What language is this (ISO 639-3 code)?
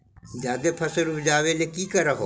mag